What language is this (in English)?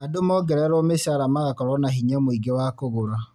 Kikuyu